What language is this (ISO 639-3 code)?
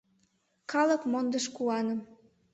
chm